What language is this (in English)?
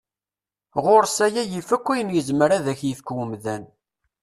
Kabyle